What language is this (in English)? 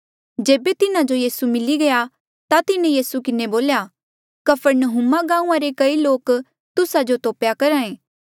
Mandeali